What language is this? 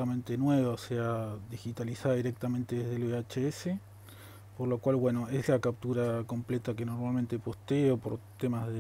Spanish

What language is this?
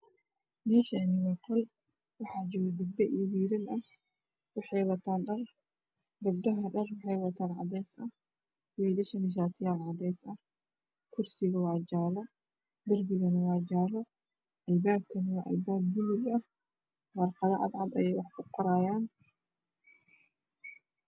Somali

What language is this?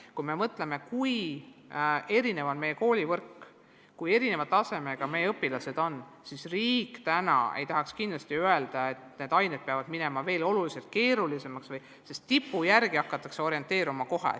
Estonian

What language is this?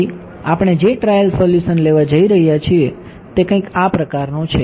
Gujarati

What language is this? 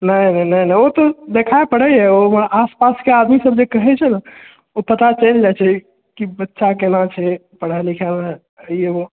Maithili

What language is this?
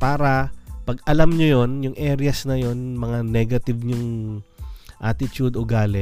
Filipino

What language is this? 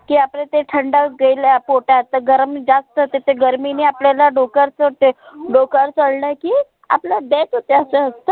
Marathi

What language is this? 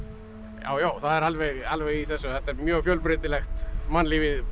Icelandic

